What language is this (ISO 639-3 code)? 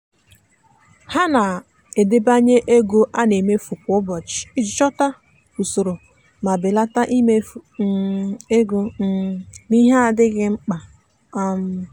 ibo